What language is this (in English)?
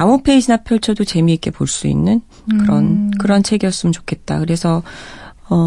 Korean